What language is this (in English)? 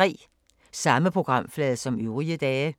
Danish